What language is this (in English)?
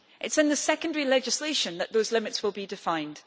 English